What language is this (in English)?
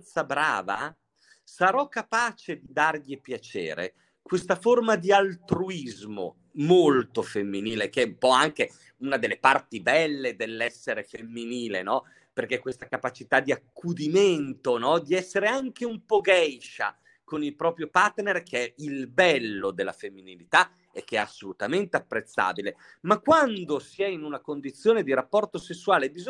Italian